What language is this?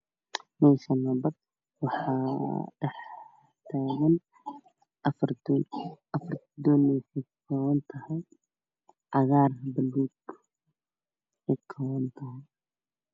Somali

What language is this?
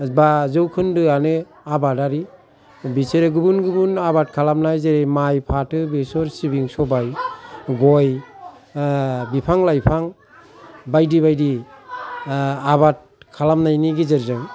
Bodo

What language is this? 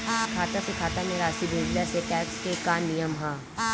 Bhojpuri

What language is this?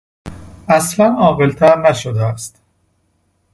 Persian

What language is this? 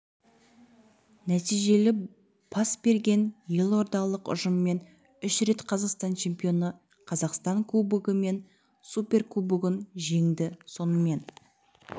Kazakh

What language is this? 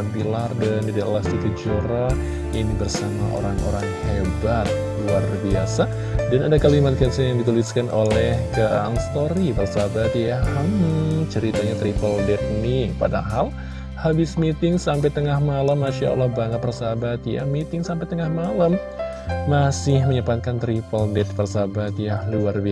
Indonesian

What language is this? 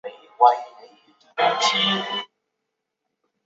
Chinese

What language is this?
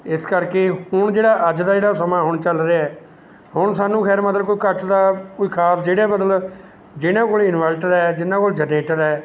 Punjabi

